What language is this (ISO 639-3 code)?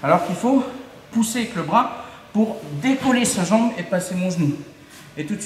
fra